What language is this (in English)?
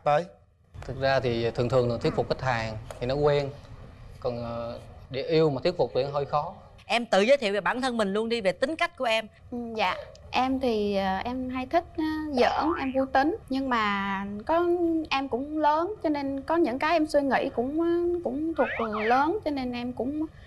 Vietnamese